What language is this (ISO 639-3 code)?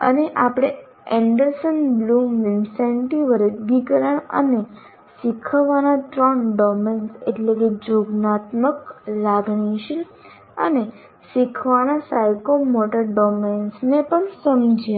guj